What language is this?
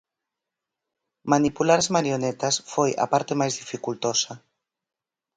Galician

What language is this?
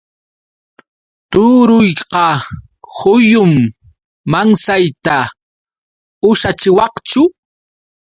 Yauyos Quechua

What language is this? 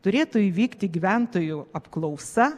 Lithuanian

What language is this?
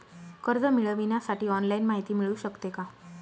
Marathi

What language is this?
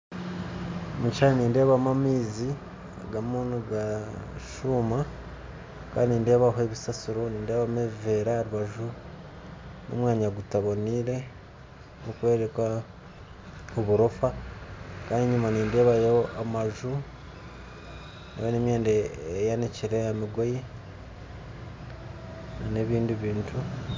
Nyankole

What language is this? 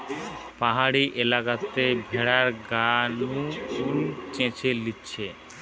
Bangla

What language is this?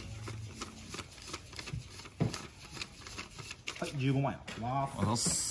Japanese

